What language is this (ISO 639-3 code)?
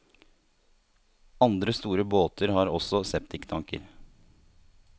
nor